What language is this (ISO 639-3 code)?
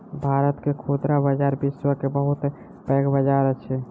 mai